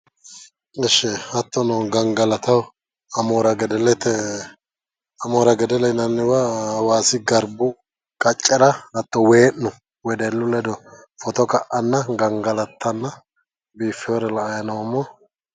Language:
Sidamo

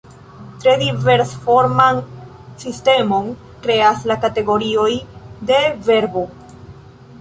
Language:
Esperanto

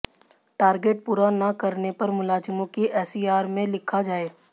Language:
Hindi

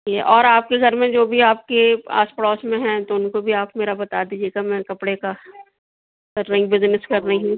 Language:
Urdu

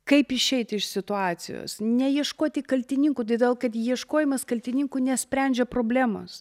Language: Lithuanian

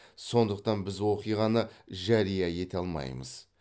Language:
Kazakh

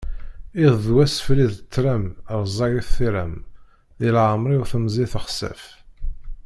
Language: Kabyle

